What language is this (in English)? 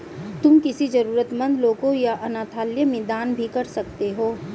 Hindi